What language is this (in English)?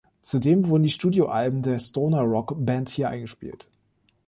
German